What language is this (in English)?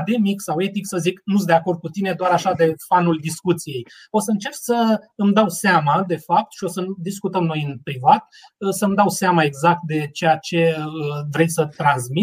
Romanian